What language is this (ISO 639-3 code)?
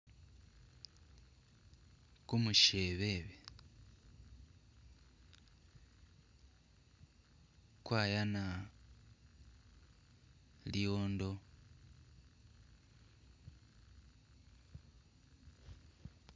myx